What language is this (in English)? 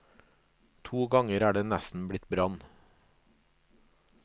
Norwegian